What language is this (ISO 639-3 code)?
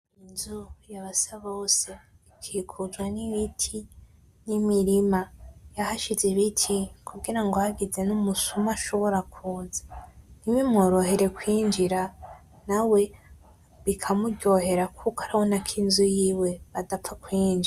run